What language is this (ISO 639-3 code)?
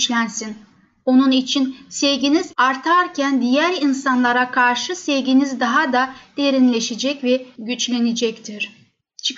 tur